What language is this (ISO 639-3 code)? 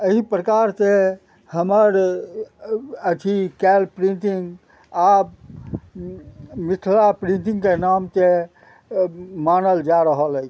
mai